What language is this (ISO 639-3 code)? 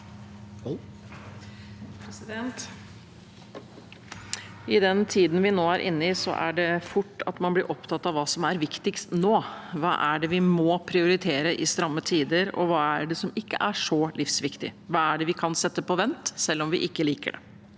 nor